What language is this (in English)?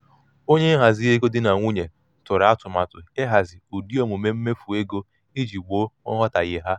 Igbo